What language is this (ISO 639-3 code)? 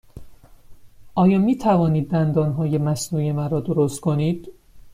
fas